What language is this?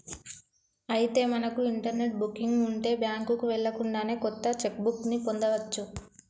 Telugu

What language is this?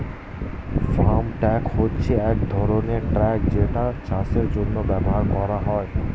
Bangla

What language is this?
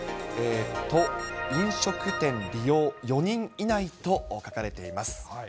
Japanese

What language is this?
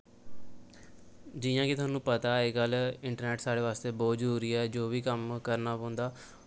Dogri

